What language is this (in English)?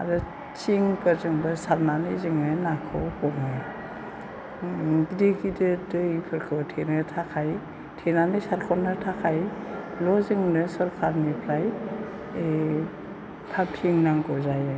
Bodo